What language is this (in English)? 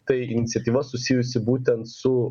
Lithuanian